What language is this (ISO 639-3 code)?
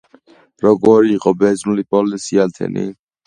kat